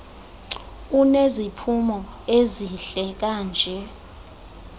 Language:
Xhosa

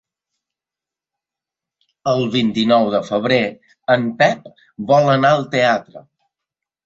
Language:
Catalan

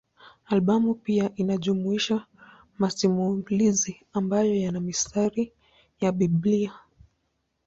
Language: Swahili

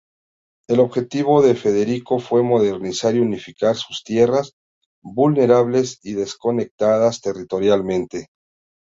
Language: Spanish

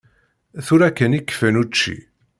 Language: Kabyle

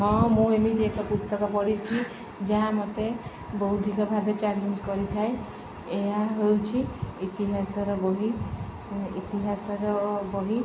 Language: Odia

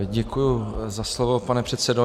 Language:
Czech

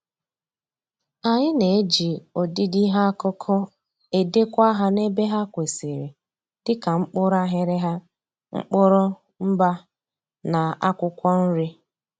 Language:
Igbo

